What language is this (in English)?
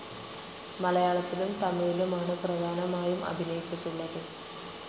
Malayalam